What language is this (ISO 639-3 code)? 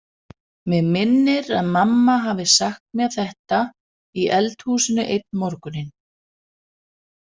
isl